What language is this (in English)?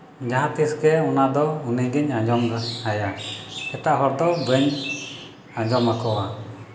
Santali